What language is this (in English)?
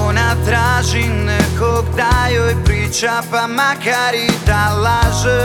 Croatian